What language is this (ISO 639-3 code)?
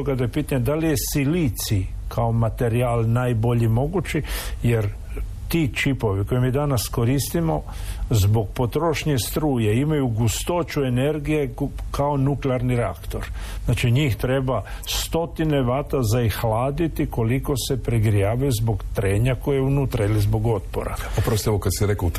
hrv